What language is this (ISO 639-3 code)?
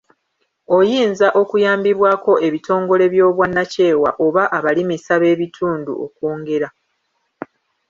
lug